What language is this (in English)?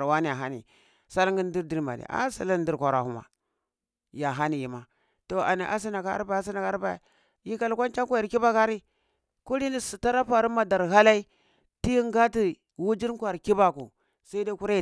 Cibak